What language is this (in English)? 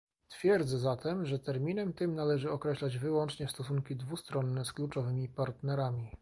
Polish